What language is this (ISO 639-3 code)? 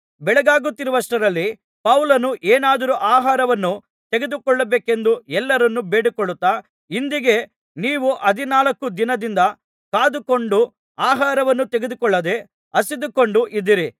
kan